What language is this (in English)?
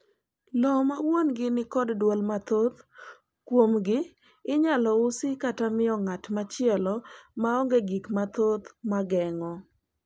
Luo (Kenya and Tanzania)